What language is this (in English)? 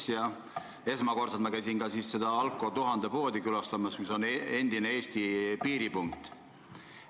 Estonian